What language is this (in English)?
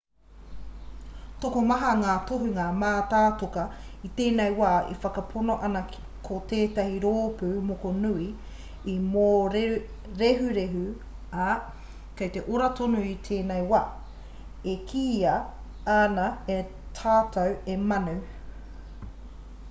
Māori